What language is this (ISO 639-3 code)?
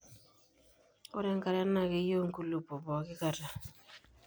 mas